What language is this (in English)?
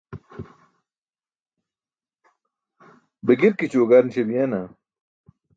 Burushaski